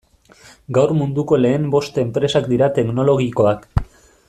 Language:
Basque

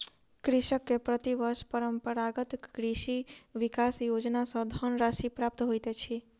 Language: Maithili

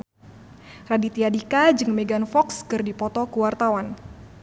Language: Sundanese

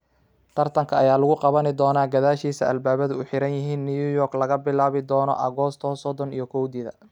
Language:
Somali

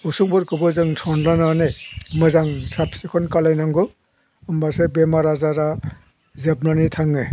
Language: Bodo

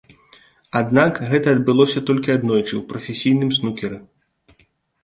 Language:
Belarusian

